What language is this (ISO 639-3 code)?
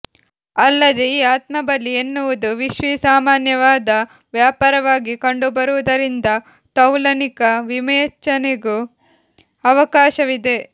kan